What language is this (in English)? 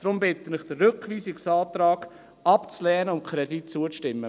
Swiss German